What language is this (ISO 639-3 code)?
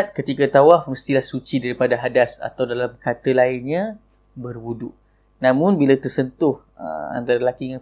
msa